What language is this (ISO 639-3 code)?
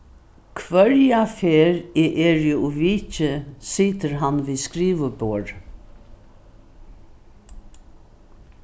fao